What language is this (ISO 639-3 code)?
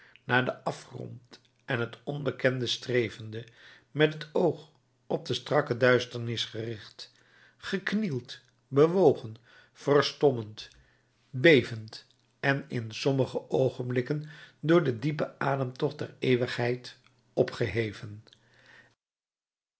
nld